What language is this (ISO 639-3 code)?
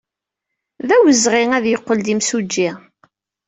kab